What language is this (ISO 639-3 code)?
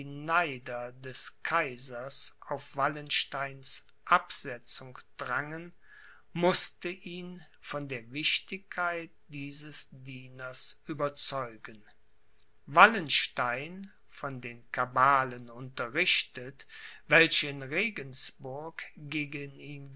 deu